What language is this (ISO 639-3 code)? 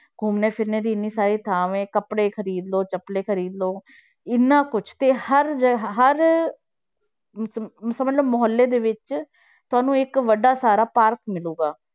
pan